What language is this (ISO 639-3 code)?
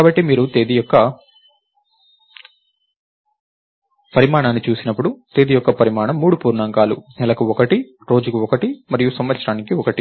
tel